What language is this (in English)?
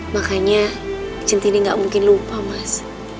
Indonesian